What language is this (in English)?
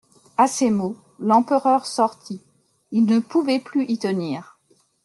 French